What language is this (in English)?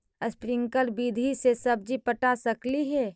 Magahi